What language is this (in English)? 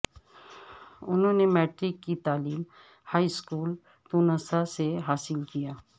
Urdu